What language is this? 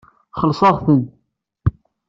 Kabyle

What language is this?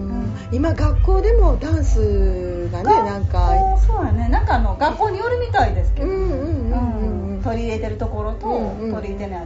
Japanese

